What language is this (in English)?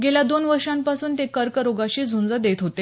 Marathi